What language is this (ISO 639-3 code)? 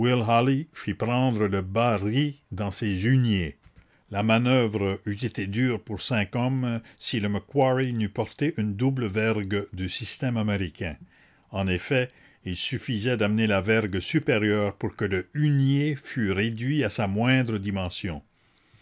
fra